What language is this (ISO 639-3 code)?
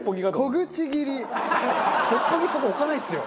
jpn